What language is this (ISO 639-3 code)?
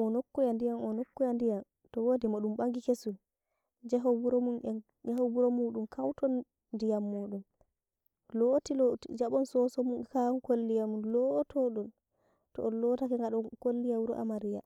fuv